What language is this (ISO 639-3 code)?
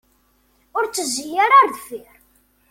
kab